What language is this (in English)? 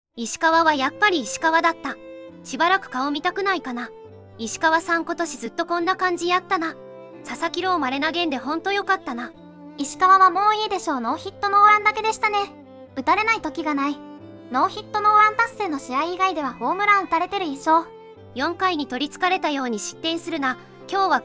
Japanese